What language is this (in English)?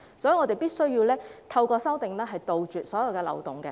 Cantonese